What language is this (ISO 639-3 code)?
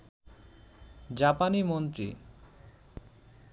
ben